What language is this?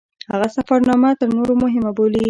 Pashto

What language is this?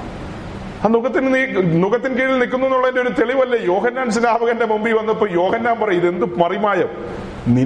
Malayalam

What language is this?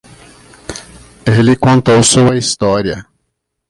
Portuguese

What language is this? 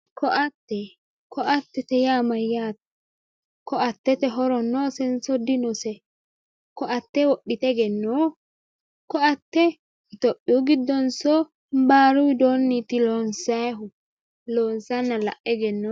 Sidamo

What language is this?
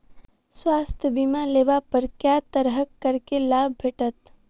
Maithili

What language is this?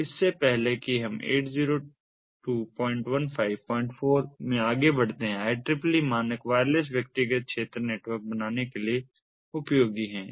Hindi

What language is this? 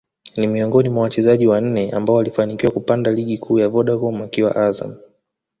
Swahili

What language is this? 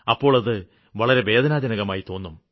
Malayalam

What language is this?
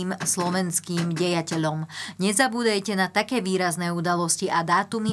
Slovak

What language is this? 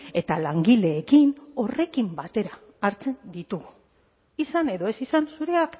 Basque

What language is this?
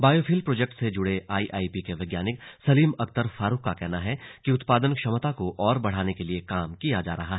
Hindi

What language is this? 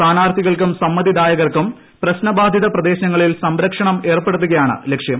Malayalam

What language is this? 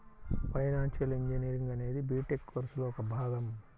Telugu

